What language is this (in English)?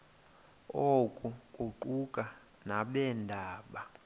Xhosa